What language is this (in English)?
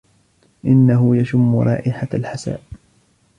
Arabic